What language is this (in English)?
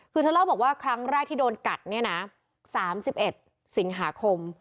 Thai